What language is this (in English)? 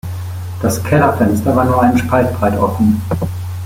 German